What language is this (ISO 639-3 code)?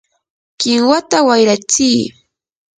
qur